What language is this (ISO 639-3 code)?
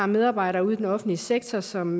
dan